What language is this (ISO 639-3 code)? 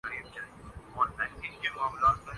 urd